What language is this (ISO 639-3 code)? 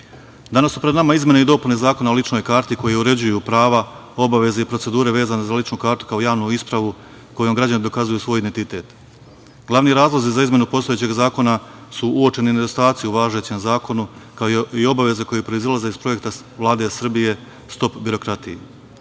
srp